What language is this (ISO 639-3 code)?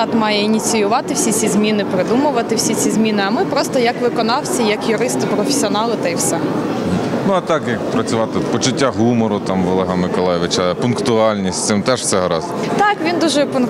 ukr